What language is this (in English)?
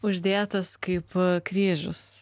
Lithuanian